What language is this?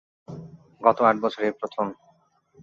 Bangla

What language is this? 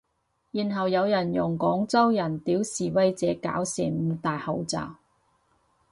Cantonese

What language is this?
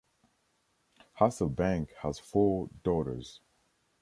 English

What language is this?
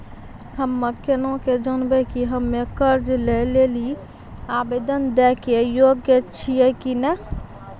Maithili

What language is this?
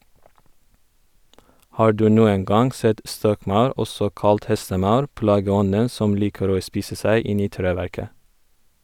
Norwegian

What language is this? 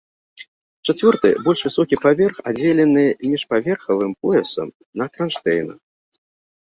Belarusian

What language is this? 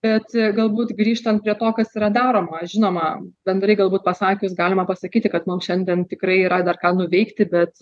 Lithuanian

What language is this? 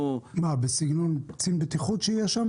Hebrew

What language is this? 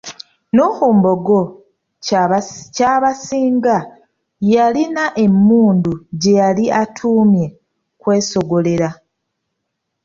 Ganda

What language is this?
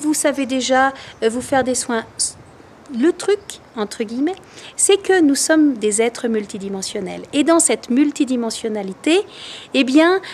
French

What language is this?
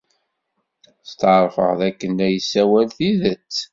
Kabyle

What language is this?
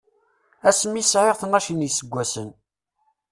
Kabyle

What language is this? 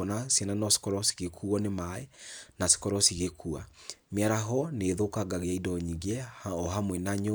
Kikuyu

